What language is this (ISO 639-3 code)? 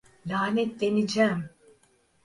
tur